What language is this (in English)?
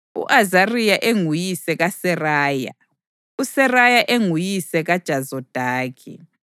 North Ndebele